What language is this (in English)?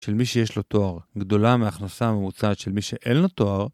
Hebrew